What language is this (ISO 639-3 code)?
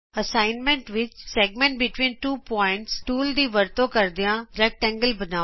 pan